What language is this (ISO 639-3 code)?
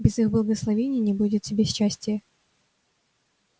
rus